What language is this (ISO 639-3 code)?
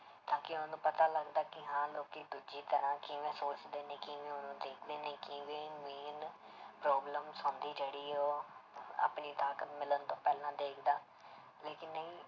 pan